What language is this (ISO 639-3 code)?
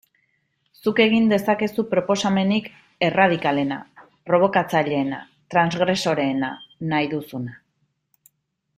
eus